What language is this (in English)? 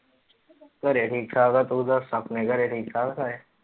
Punjabi